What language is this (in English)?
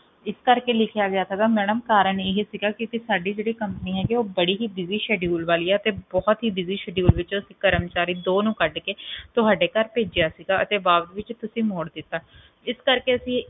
Punjabi